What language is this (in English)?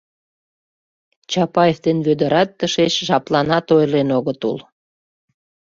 Mari